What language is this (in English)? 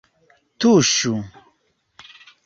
Esperanto